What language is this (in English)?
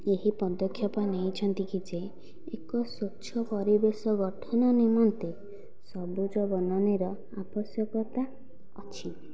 Odia